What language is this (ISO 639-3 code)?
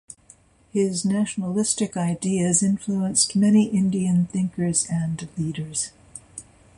eng